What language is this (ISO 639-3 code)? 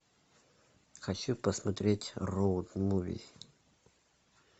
rus